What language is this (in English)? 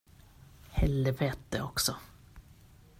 Swedish